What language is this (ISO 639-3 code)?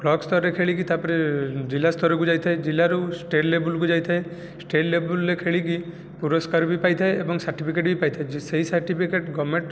ori